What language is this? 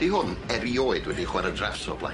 Welsh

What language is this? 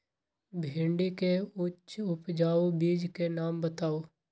Magahi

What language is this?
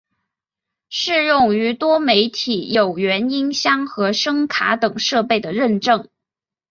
Chinese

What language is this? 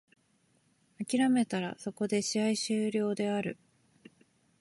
Japanese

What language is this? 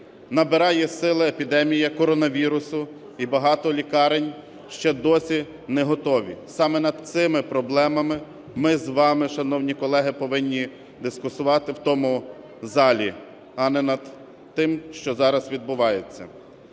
Ukrainian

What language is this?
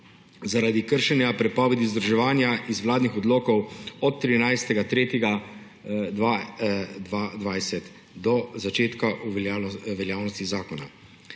Slovenian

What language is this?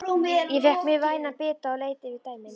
Icelandic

